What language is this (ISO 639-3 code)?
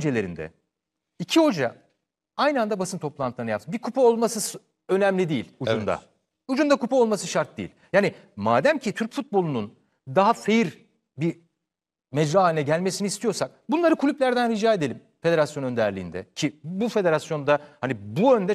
tur